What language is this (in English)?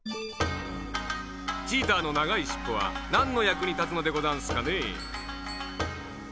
Japanese